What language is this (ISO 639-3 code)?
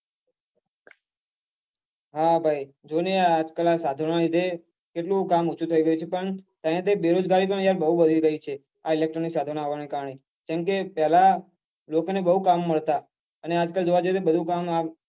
guj